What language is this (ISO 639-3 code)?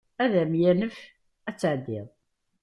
kab